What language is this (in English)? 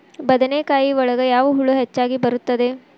Kannada